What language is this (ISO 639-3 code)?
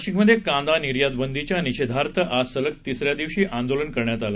mar